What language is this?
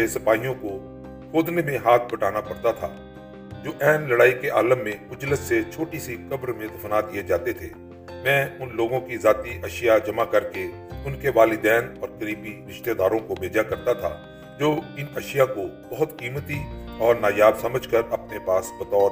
Urdu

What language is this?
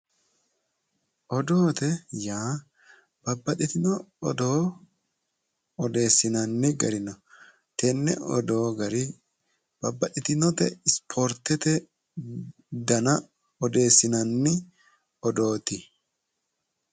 Sidamo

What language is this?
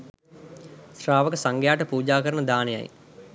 Sinhala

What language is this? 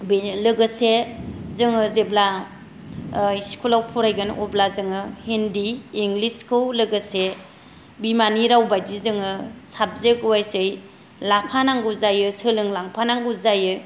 Bodo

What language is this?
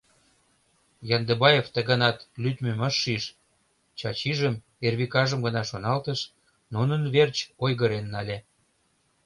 Mari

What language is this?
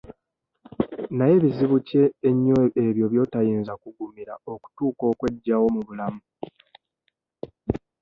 Ganda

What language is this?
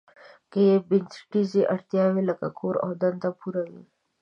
Pashto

